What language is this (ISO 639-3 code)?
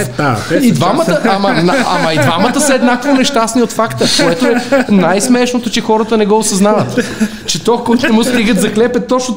bul